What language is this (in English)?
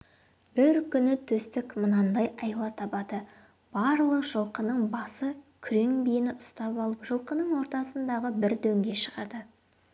Kazakh